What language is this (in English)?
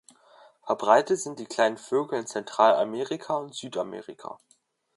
German